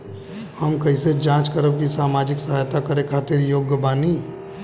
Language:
Bhojpuri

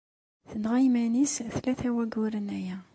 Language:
Kabyle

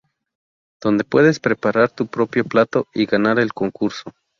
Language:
Spanish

